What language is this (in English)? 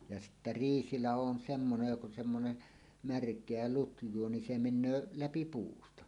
Finnish